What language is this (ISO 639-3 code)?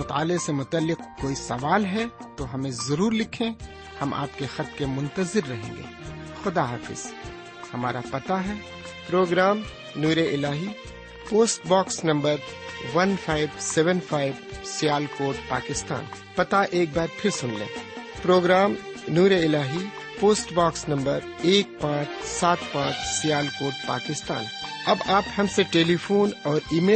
urd